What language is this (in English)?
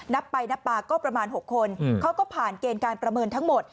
Thai